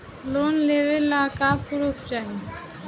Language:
Bhojpuri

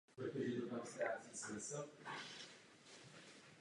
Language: Czech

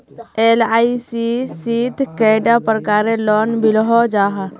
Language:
Magahi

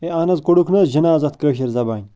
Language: Kashmiri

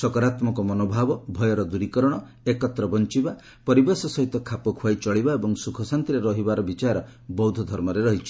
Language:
Odia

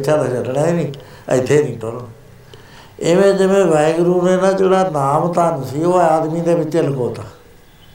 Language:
Punjabi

